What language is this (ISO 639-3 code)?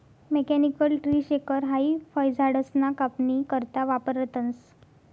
mar